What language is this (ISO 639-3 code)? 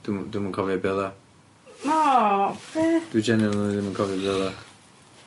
cym